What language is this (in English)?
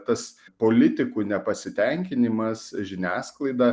Lithuanian